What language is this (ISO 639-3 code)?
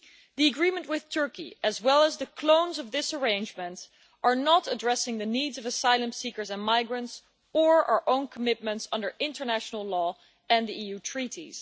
eng